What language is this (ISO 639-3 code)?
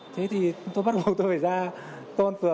vie